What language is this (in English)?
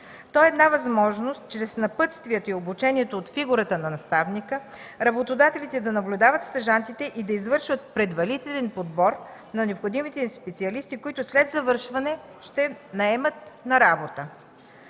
Bulgarian